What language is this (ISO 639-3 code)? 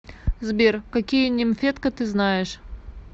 rus